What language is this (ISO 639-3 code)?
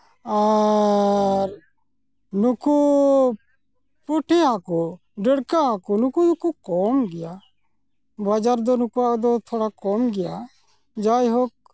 sat